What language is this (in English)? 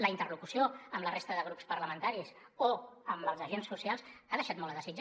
Catalan